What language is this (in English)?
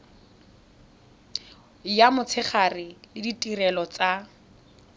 Tswana